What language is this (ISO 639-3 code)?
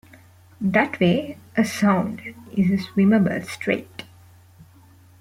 eng